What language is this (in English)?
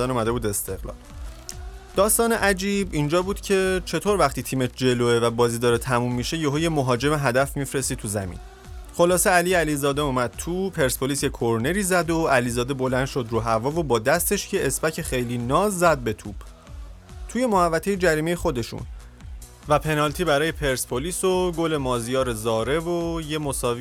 Persian